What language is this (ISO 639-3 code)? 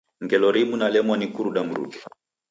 dav